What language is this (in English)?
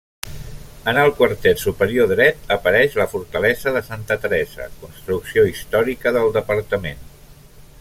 Catalan